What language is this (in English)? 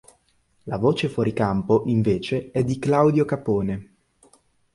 Italian